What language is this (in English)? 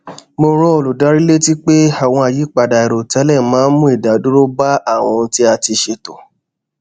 Yoruba